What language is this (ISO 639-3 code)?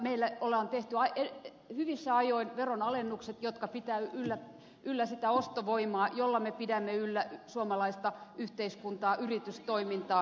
fin